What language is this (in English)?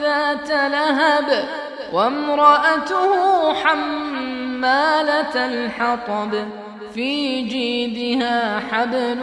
Arabic